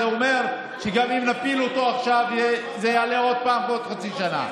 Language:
Hebrew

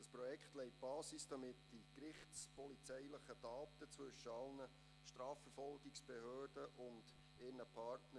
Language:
Swiss German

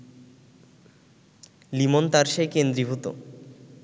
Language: Bangla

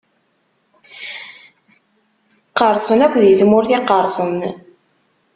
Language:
Kabyle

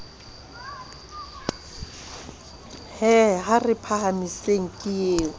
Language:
Southern Sotho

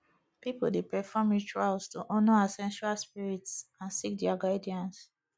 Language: Nigerian Pidgin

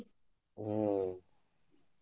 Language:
Kannada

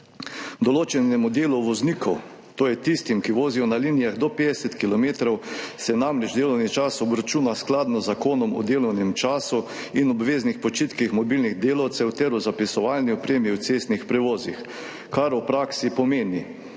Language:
Slovenian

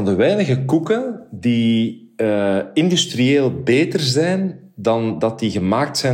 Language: Dutch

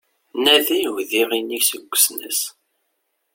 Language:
Kabyle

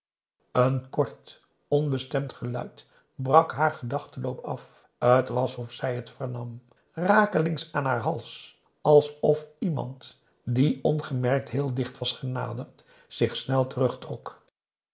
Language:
Dutch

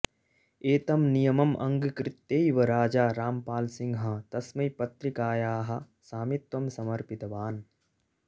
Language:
Sanskrit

